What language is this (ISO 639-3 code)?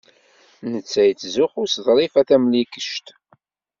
kab